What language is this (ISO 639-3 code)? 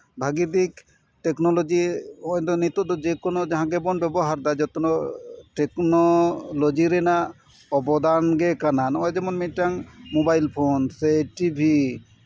sat